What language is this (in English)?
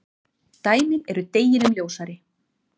Icelandic